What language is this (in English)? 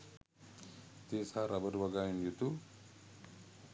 Sinhala